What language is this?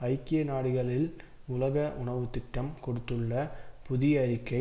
Tamil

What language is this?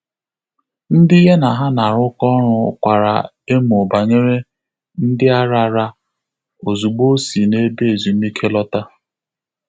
Igbo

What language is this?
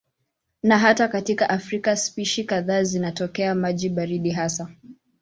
Swahili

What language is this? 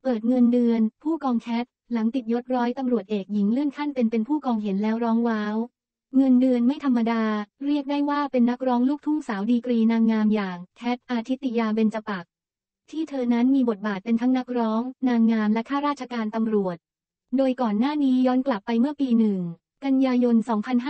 Thai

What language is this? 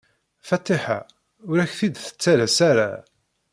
Kabyle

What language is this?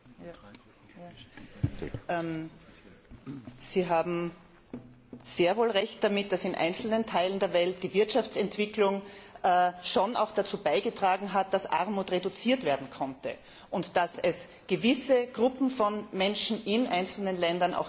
German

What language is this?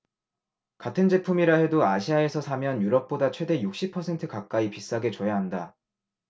Korean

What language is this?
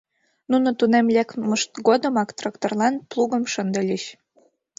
Mari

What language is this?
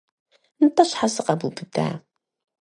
Kabardian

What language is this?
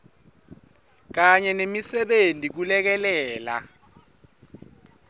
Swati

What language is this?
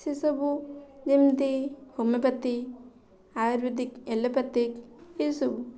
Odia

